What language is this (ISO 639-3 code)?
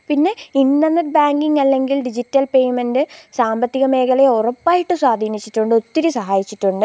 mal